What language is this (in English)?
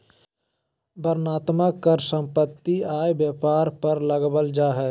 Magahi